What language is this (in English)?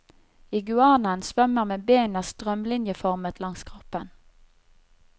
Norwegian